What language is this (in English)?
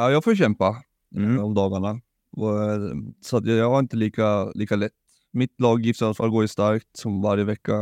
Swedish